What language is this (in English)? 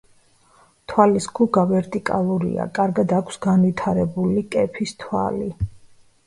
Georgian